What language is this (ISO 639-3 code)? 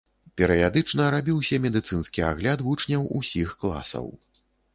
bel